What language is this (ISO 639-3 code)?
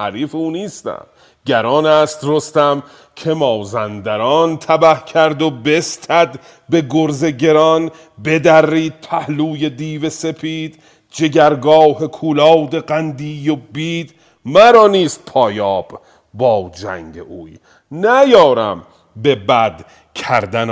fas